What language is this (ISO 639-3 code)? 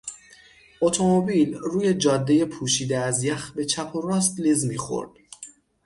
fas